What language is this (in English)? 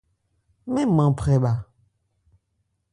Ebrié